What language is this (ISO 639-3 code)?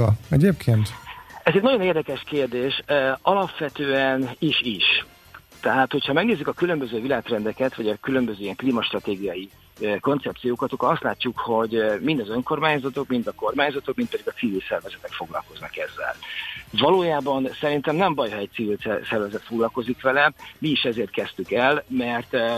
hun